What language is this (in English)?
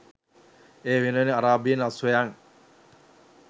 Sinhala